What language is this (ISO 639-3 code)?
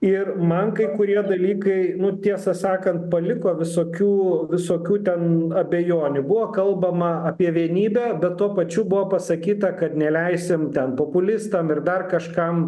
lit